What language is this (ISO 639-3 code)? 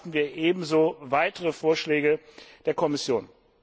deu